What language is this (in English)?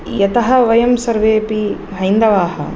Sanskrit